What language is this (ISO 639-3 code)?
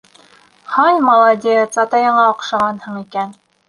bak